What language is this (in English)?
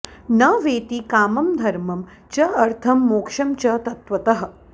Sanskrit